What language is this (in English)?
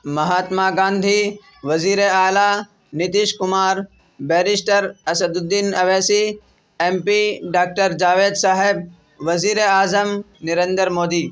Urdu